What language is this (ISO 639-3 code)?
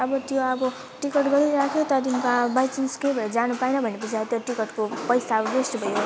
nep